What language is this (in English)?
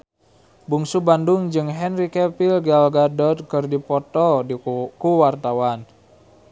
Sundanese